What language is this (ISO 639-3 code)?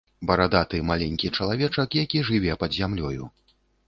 bel